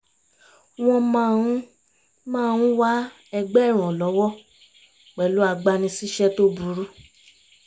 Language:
Yoruba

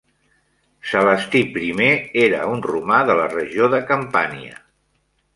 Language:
Catalan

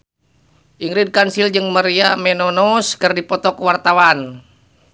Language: Sundanese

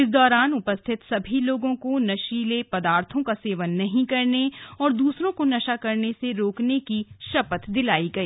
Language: Hindi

